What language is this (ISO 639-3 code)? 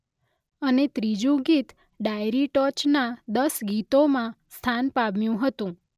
guj